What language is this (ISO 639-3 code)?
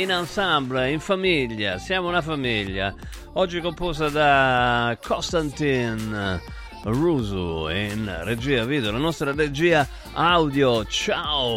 ita